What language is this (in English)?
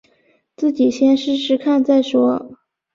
Chinese